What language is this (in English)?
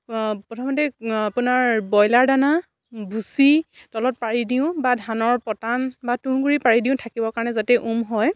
Assamese